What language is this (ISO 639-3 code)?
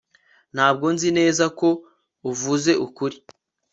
kin